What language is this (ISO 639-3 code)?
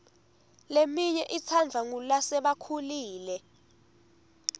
ssw